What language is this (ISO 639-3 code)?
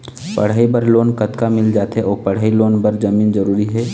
hne